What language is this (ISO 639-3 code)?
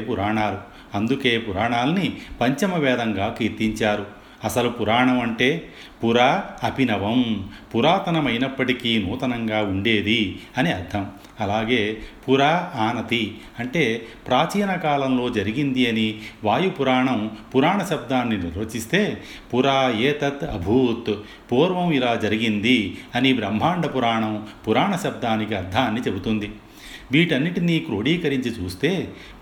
tel